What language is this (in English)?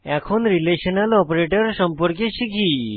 Bangla